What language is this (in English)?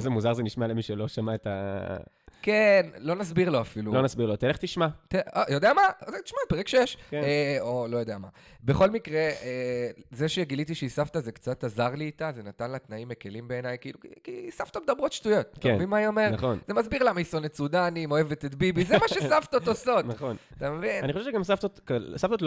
Hebrew